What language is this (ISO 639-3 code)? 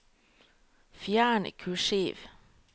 nor